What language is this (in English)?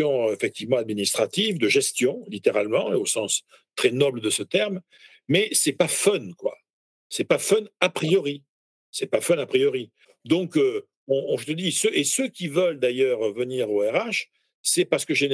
French